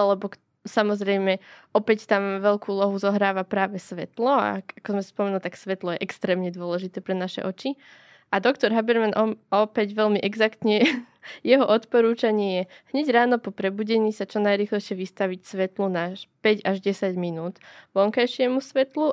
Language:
Slovak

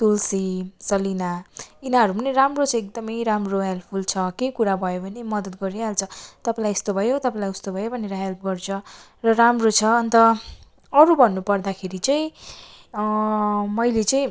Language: Nepali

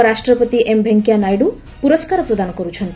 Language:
Odia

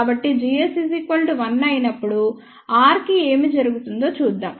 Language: Telugu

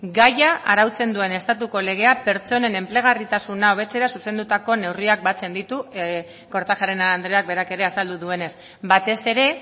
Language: Basque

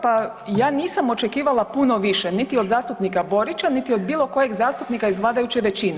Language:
Croatian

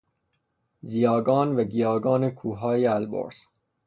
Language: Persian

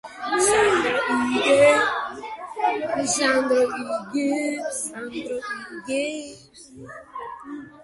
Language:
Georgian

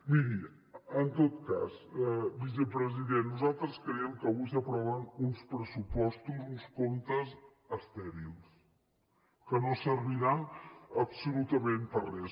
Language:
Catalan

